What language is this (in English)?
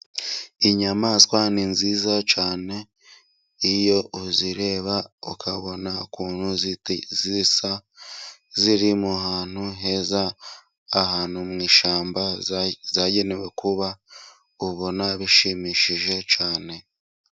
Kinyarwanda